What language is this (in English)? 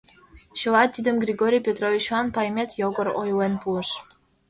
Mari